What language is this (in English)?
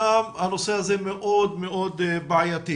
Hebrew